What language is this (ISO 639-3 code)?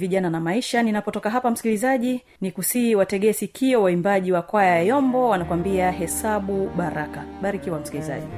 swa